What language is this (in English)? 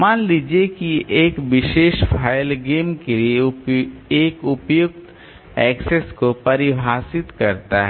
Hindi